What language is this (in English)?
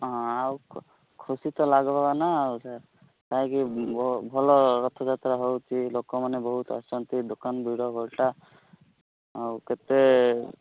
Odia